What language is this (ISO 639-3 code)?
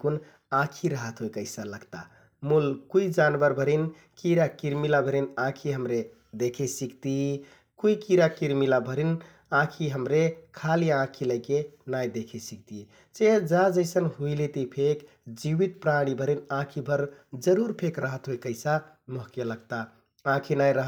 tkt